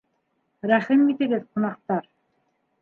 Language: Bashkir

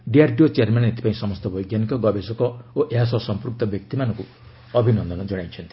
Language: Odia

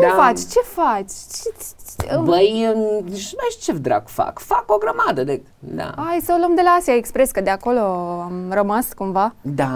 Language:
Romanian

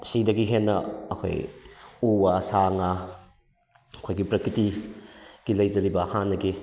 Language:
Manipuri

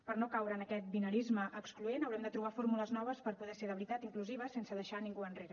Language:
Catalan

